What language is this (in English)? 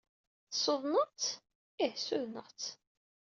Kabyle